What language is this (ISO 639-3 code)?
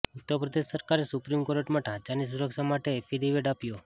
guj